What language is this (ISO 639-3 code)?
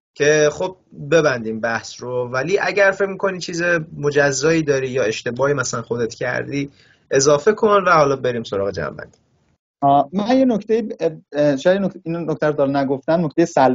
fas